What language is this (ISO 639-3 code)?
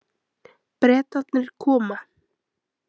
isl